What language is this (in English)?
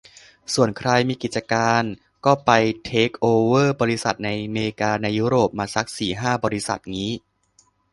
Thai